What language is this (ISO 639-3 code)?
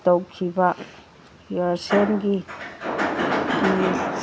mni